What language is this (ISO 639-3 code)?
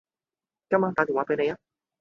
yue